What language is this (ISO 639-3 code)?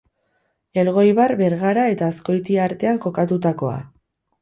eus